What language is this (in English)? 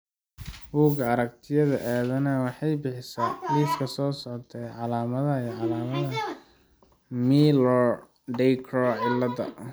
Somali